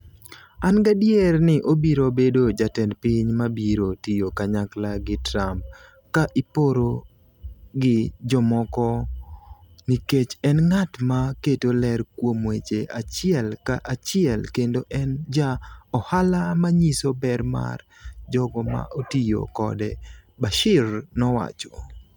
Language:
Luo (Kenya and Tanzania)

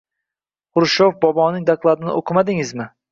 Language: Uzbek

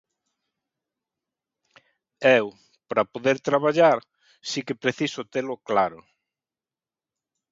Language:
Galician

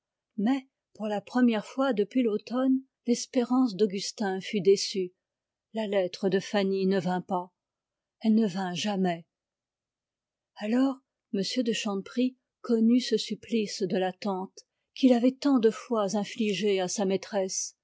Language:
French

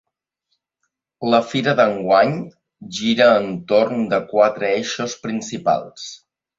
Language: Catalan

